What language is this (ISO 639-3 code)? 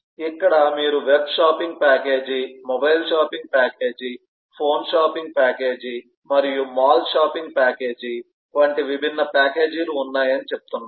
tel